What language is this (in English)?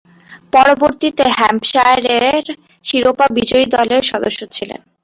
Bangla